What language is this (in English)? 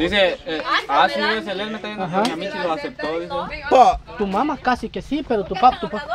Spanish